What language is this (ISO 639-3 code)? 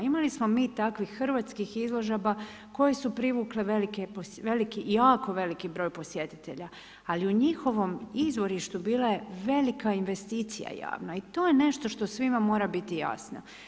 hrv